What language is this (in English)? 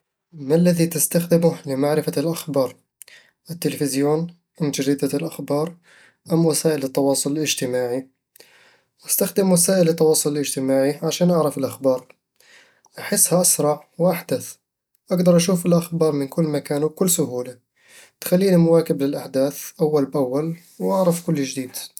Eastern Egyptian Bedawi Arabic